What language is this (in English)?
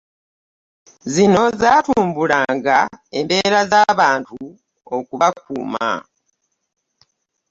Ganda